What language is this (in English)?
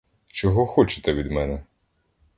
Ukrainian